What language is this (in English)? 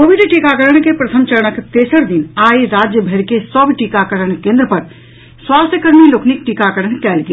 Maithili